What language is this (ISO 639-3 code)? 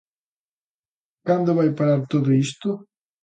glg